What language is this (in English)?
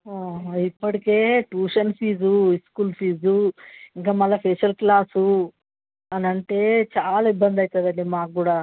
Telugu